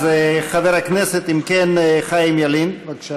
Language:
Hebrew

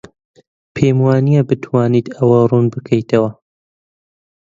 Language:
Central Kurdish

